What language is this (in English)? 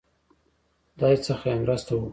Pashto